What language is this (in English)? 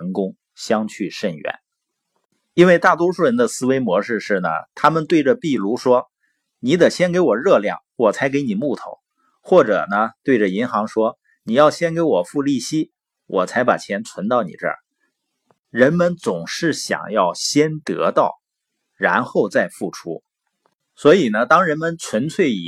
Chinese